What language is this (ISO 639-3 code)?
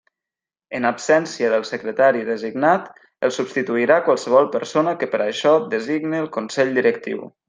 cat